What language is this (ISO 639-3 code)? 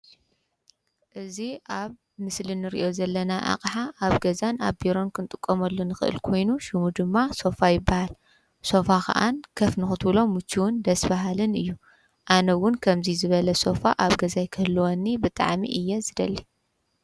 tir